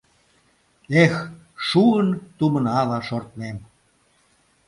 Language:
Mari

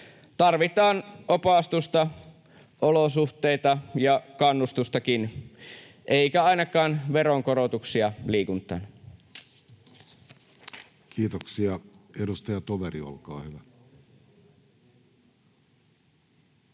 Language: Finnish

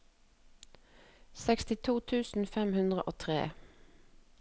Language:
Norwegian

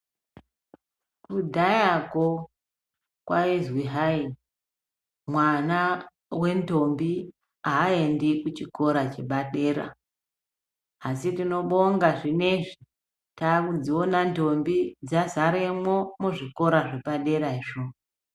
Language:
Ndau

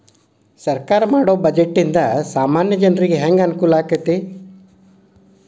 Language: Kannada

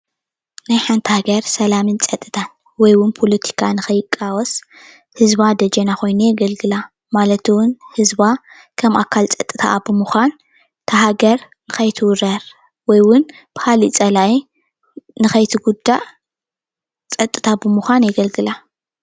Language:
Tigrinya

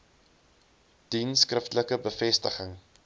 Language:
Afrikaans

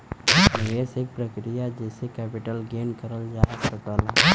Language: Bhojpuri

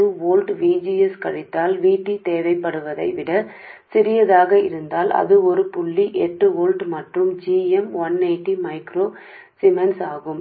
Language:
Telugu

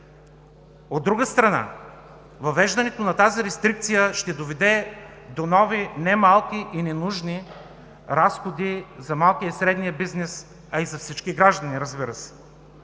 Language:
Bulgarian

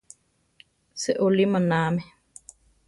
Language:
Central Tarahumara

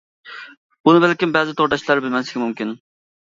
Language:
Uyghur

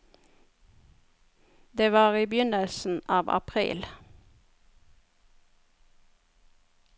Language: Norwegian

